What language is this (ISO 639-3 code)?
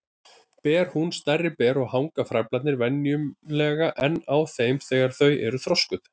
isl